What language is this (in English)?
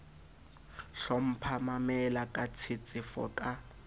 Southern Sotho